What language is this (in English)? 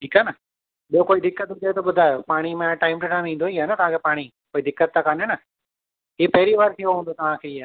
Sindhi